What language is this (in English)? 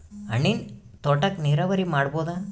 Kannada